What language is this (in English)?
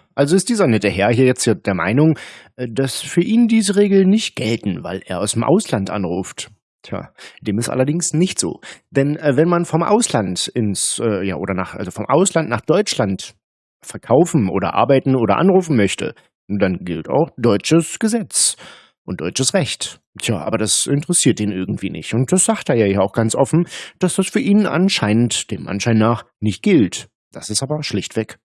German